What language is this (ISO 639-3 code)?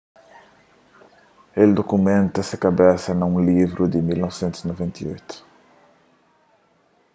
kea